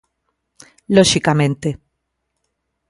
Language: Galician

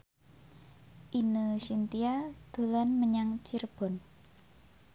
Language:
Javanese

